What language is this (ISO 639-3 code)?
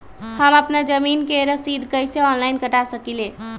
mag